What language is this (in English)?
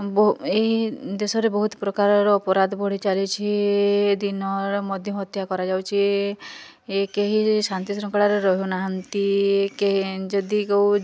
Odia